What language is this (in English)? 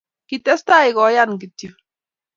Kalenjin